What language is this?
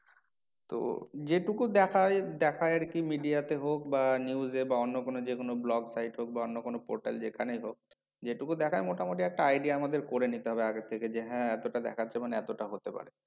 Bangla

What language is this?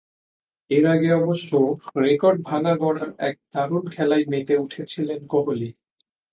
Bangla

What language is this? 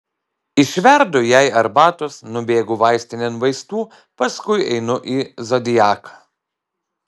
Lithuanian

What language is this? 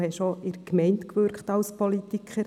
Swiss German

